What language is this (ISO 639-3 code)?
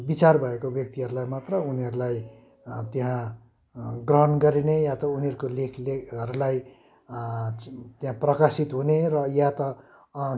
nep